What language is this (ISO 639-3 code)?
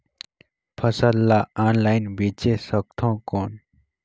hne